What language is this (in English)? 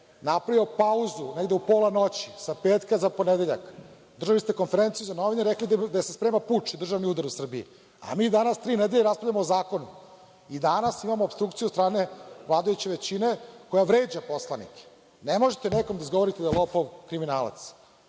Serbian